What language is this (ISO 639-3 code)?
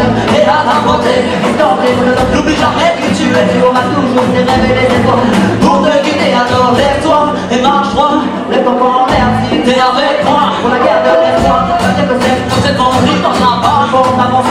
ron